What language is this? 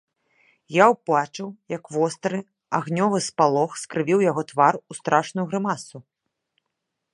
Belarusian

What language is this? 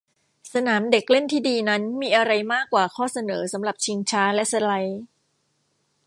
Thai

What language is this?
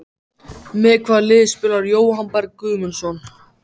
Icelandic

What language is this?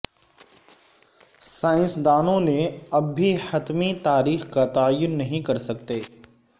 Urdu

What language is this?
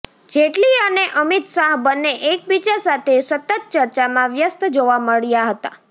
Gujarati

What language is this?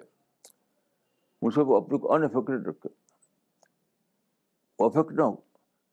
Urdu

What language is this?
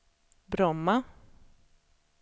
Swedish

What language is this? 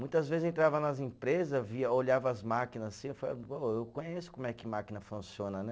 Portuguese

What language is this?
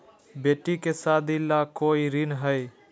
Magahi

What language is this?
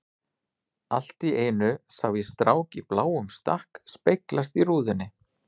Icelandic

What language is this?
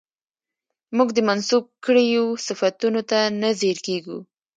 Pashto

